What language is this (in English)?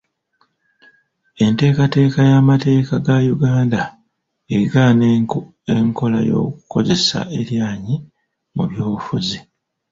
Ganda